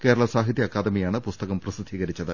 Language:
Malayalam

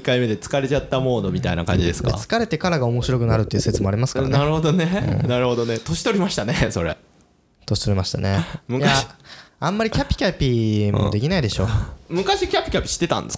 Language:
Japanese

